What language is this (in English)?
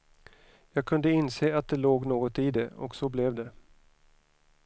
Swedish